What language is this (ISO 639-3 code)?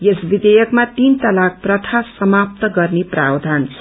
nep